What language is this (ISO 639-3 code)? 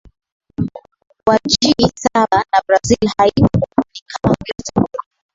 swa